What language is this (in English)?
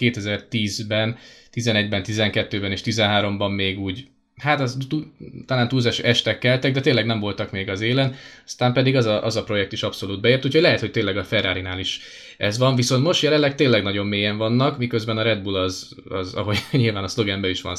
Hungarian